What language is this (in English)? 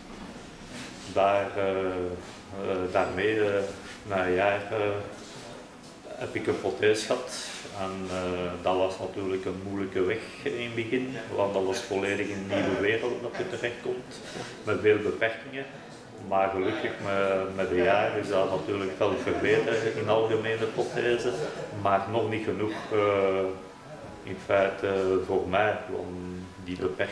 Dutch